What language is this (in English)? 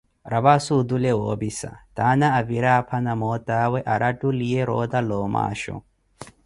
Koti